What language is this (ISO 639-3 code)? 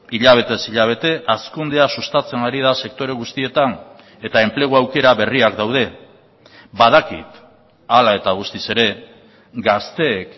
eus